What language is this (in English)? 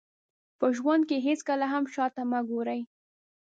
Pashto